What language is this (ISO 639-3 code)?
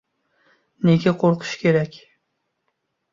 uzb